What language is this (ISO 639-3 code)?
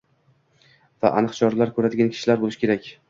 uzb